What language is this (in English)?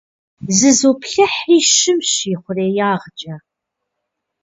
Kabardian